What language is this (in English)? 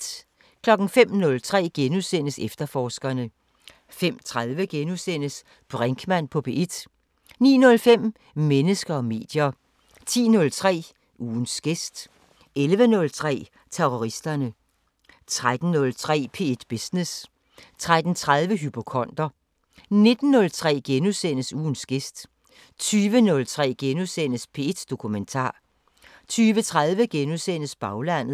Danish